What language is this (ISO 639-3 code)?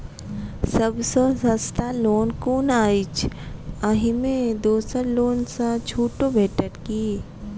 mai